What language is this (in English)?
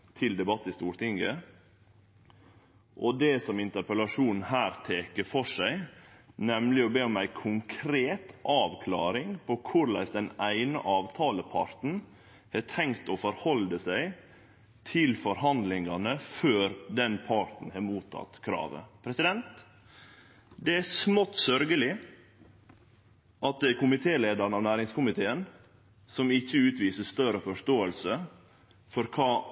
Norwegian Nynorsk